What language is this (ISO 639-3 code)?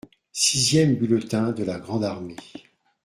fra